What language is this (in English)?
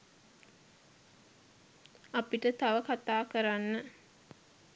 Sinhala